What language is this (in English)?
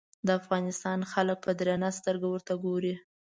Pashto